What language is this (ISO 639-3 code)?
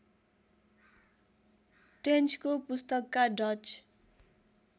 nep